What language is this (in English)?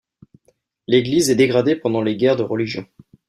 French